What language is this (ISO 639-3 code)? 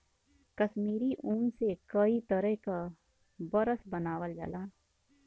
bho